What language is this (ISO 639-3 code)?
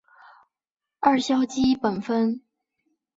zho